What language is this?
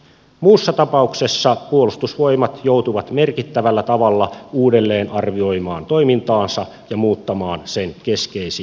Finnish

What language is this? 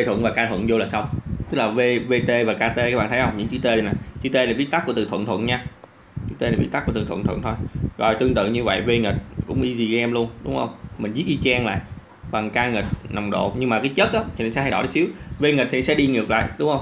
Vietnamese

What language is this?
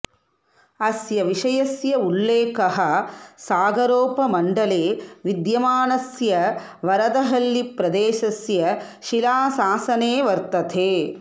Sanskrit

